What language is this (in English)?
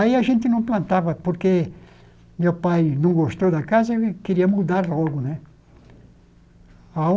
Portuguese